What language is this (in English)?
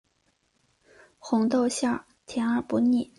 Chinese